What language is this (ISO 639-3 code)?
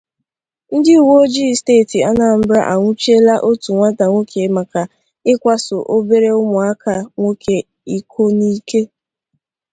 ibo